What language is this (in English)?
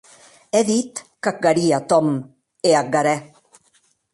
Occitan